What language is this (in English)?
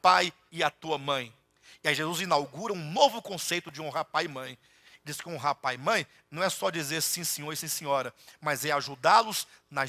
Portuguese